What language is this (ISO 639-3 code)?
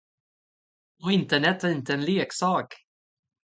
swe